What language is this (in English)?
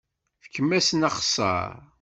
Kabyle